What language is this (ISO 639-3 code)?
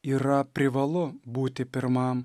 lit